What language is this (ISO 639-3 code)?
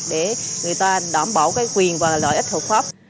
vie